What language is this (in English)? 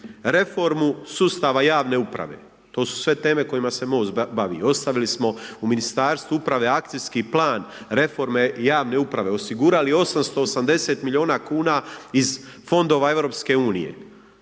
Croatian